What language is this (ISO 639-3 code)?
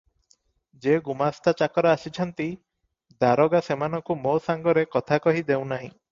ori